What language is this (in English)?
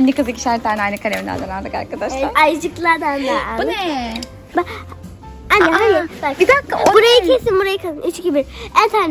Turkish